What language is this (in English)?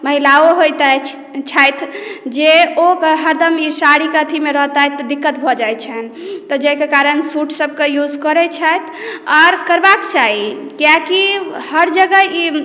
Maithili